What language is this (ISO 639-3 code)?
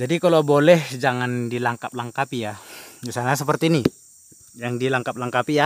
ind